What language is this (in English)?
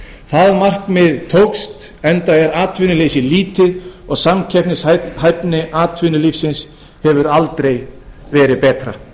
Icelandic